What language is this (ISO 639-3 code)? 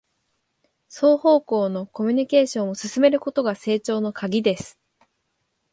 jpn